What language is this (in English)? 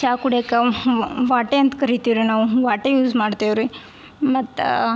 Kannada